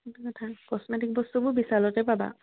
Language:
Assamese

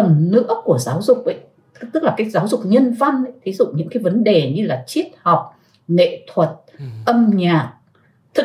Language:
Vietnamese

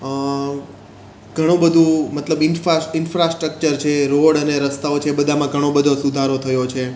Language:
Gujarati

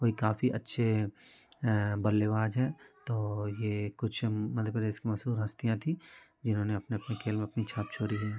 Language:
Hindi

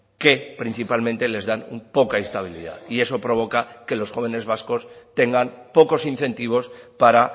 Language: Spanish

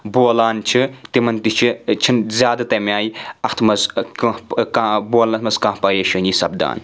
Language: Kashmiri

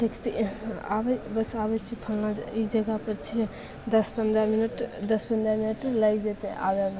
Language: Maithili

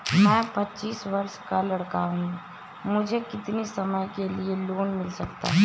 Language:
Hindi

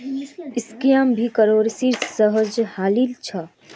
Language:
Magahi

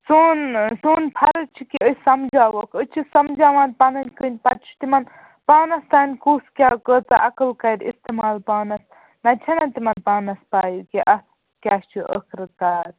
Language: Kashmiri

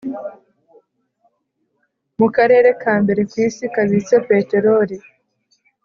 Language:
Kinyarwanda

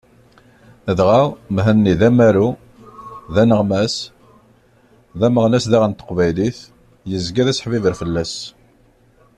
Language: Kabyle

